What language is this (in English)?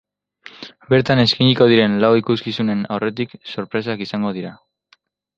Basque